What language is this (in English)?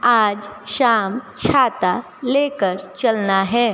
Hindi